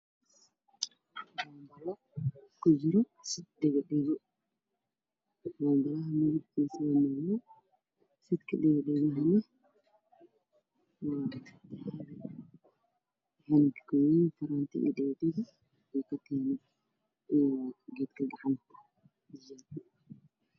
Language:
Somali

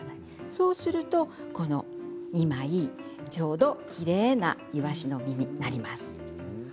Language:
Japanese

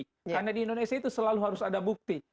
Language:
Indonesian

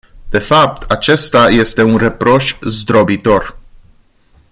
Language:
Romanian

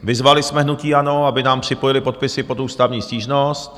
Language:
Czech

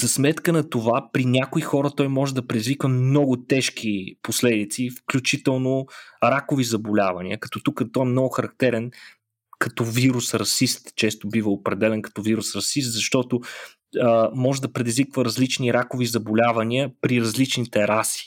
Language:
Bulgarian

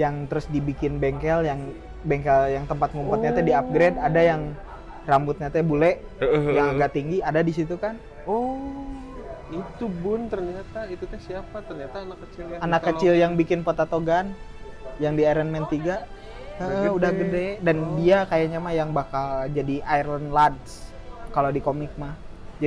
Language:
Indonesian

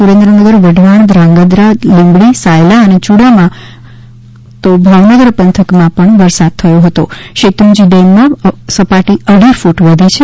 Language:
Gujarati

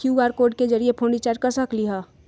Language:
Magahi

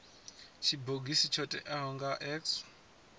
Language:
Venda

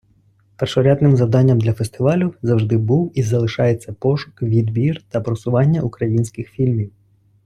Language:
Ukrainian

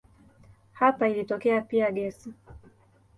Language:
Swahili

